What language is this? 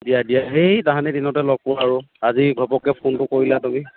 Assamese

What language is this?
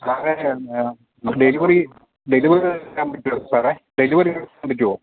Malayalam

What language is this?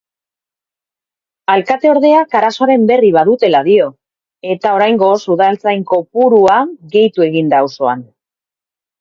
Basque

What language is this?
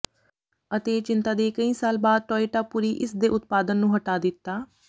Punjabi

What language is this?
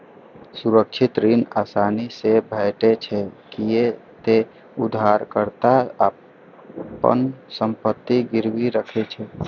Maithili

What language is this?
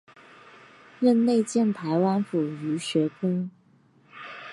Chinese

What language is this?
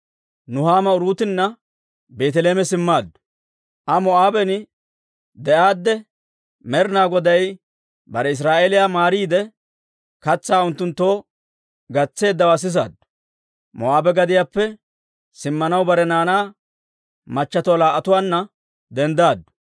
Dawro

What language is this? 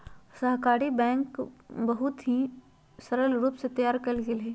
Magahi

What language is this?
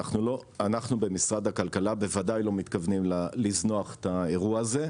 Hebrew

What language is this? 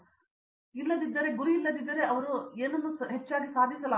Kannada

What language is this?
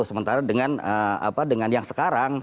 Indonesian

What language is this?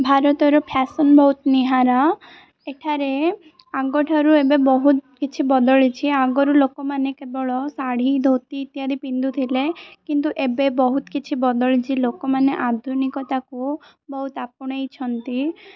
Odia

